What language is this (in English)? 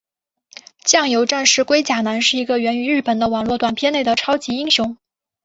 Chinese